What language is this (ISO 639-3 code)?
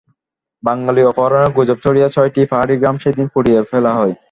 ben